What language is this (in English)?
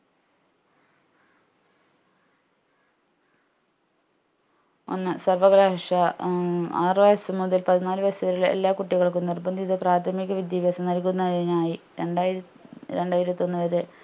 Malayalam